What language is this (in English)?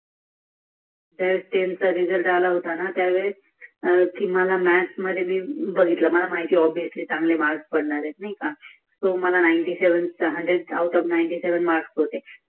Marathi